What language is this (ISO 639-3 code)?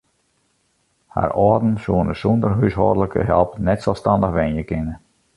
fry